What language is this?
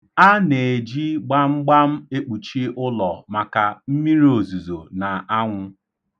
Igbo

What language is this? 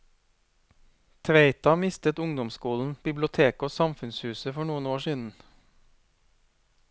Norwegian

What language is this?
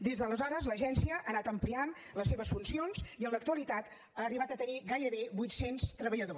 Catalan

